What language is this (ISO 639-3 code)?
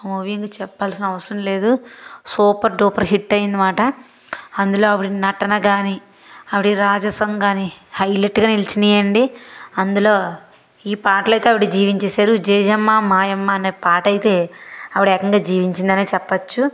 tel